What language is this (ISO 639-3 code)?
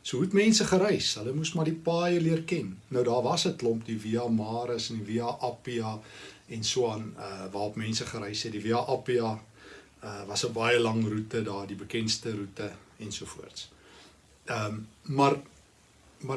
nld